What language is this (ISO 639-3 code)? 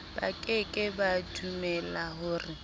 sot